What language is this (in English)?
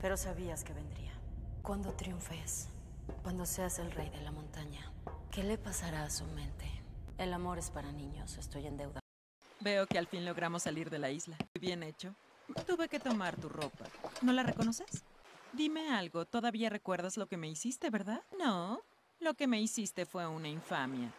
Spanish